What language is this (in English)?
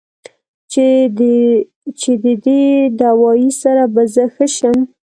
Pashto